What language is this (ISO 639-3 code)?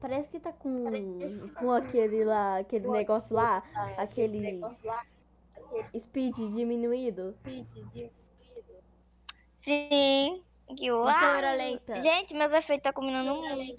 por